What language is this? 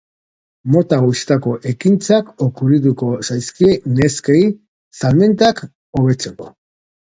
Basque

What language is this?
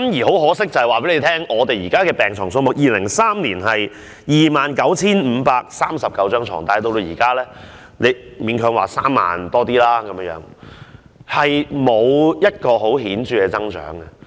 Cantonese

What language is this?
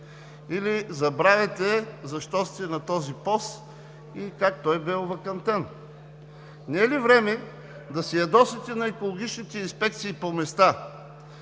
Bulgarian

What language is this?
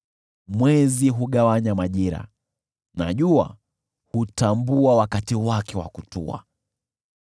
Swahili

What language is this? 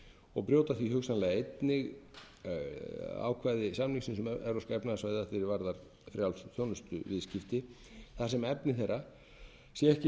Icelandic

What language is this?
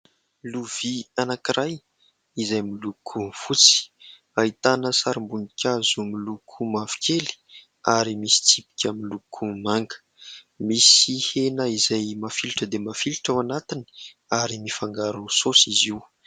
Malagasy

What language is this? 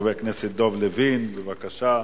Hebrew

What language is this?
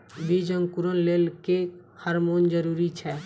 Maithili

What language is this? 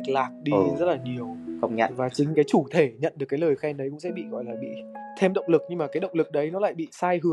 Vietnamese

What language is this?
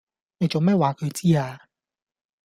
Cantonese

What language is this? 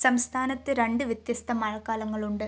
Malayalam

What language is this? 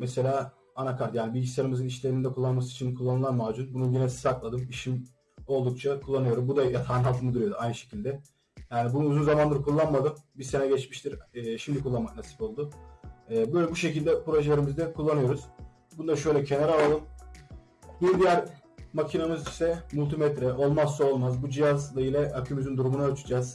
Turkish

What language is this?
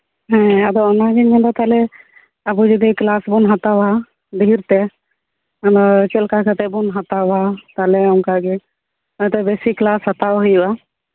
Santali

